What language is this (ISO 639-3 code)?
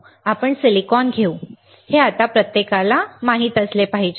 mar